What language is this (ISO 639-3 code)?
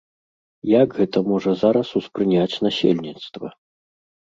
bel